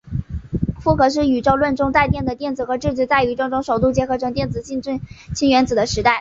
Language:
Chinese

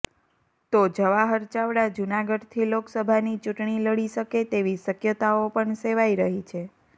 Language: Gujarati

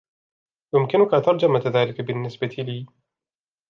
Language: Arabic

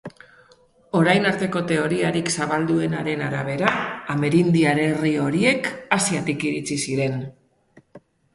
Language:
Basque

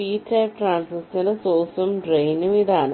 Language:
Malayalam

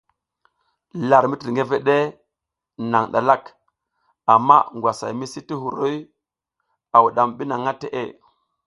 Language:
South Giziga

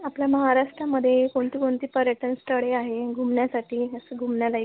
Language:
Marathi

